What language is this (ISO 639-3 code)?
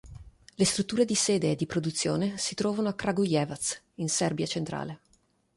ita